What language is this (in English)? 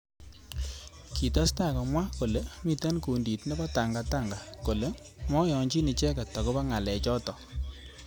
Kalenjin